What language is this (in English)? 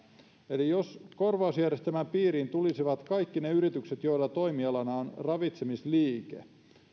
Finnish